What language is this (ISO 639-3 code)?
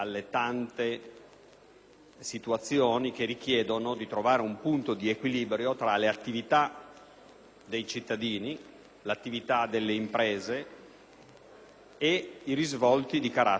ita